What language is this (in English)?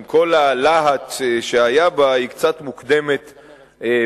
Hebrew